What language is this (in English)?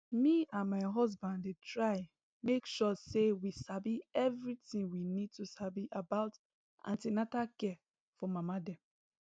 Nigerian Pidgin